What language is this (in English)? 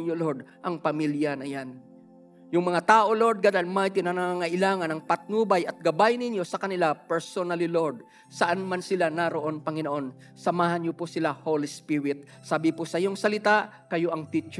Filipino